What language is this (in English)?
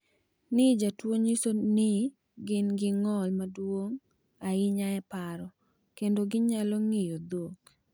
Luo (Kenya and Tanzania)